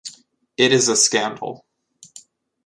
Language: English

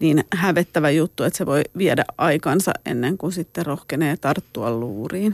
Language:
Finnish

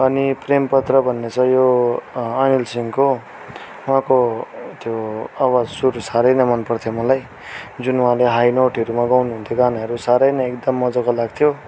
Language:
Nepali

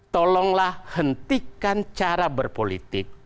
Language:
Indonesian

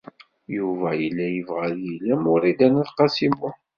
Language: Kabyle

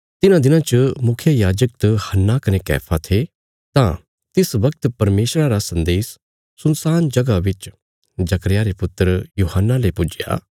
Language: Bilaspuri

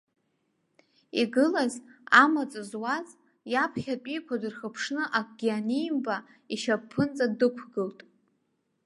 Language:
Abkhazian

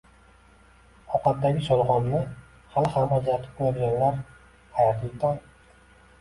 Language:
Uzbek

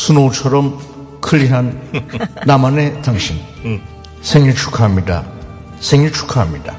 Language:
Korean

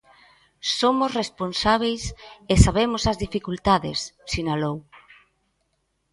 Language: Galician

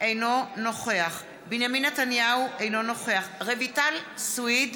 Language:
Hebrew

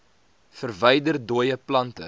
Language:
Afrikaans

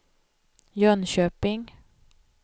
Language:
Swedish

